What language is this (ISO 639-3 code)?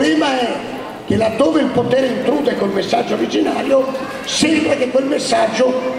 ita